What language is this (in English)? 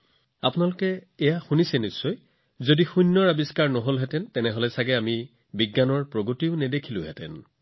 Assamese